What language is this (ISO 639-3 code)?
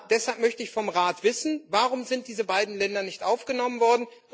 deu